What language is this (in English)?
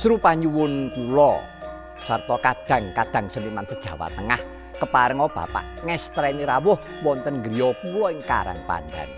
Indonesian